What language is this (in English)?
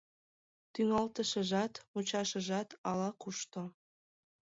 Mari